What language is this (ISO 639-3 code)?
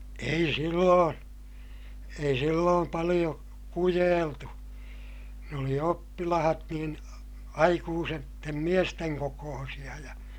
fin